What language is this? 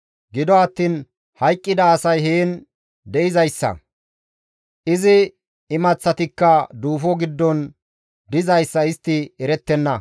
Gamo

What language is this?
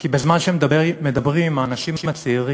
Hebrew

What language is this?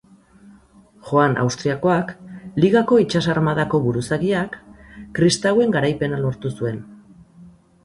Basque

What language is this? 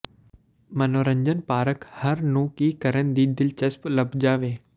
Punjabi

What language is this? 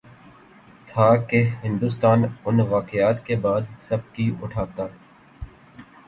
Urdu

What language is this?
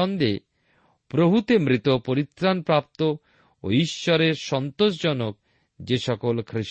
Bangla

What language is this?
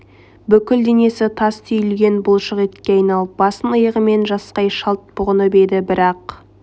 Kazakh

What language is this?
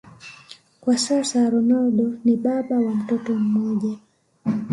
Swahili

